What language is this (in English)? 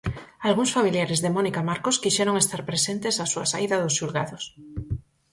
Galician